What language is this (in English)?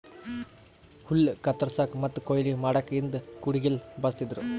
Kannada